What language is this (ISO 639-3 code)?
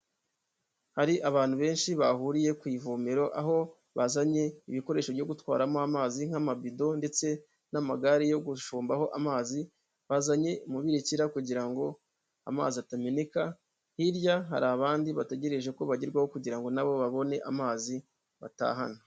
kin